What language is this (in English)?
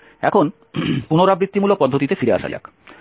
Bangla